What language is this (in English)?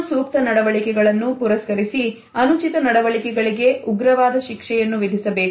Kannada